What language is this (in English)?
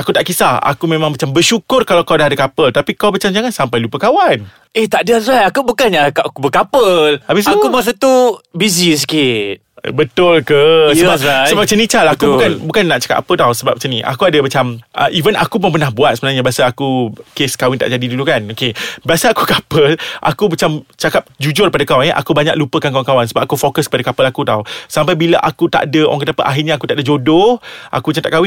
Malay